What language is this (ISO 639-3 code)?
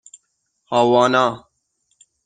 fas